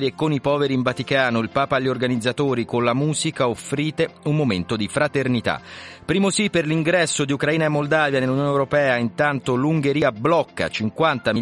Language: Italian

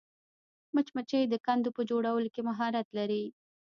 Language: Pashto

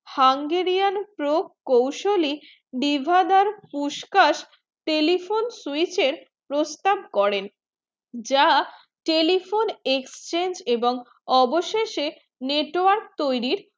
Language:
Bangla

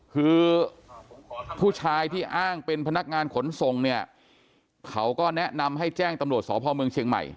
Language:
Thai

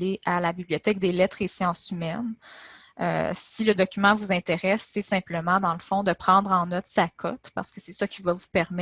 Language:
French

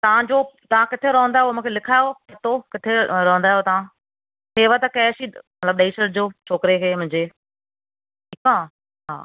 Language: Sindhi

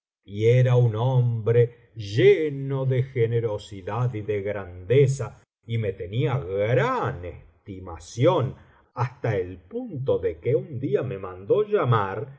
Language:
Spanish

